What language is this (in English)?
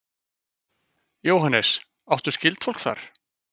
Icelandic